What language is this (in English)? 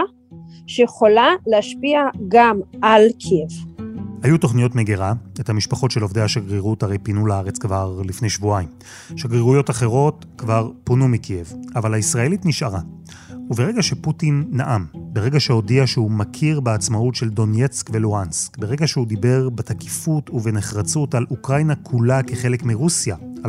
Hebrew